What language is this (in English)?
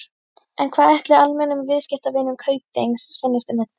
Icelandic